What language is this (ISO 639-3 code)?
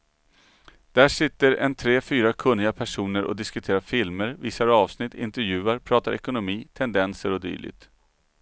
swe